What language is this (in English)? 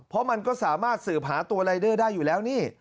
Thai